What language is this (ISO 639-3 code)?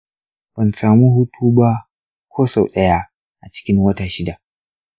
hau